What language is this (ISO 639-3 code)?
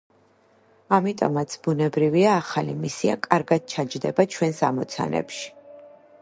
kat